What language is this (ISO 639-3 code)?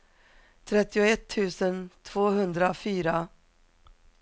swe